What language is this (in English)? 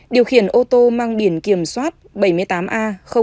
Vietnamese